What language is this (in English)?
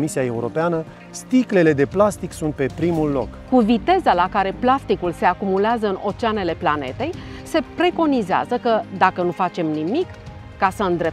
Romanian